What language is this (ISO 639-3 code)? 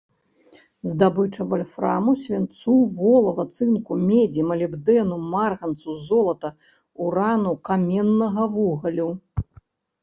bel